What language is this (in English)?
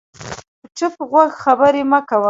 Pashto